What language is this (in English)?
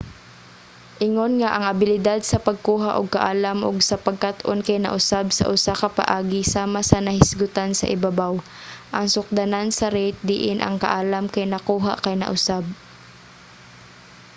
Cebuano